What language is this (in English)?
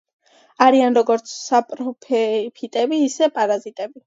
Georgian